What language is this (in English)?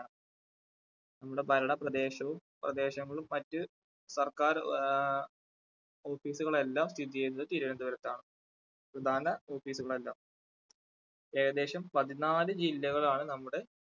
Malayalam